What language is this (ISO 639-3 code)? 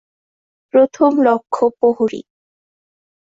ben